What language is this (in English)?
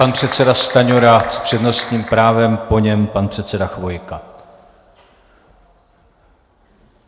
Czech